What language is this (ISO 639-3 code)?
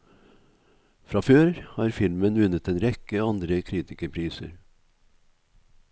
nor